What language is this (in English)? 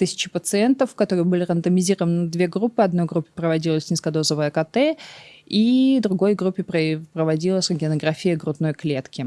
Russian